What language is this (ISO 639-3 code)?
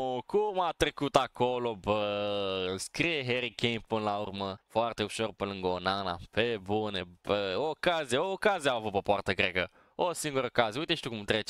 ron